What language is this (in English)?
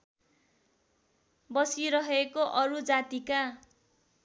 Nepali